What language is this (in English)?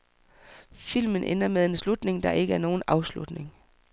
Danish